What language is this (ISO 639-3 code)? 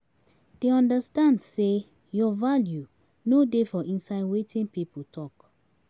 pcm